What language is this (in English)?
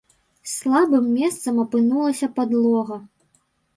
Belarusian